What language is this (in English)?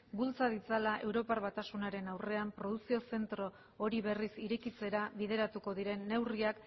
Basque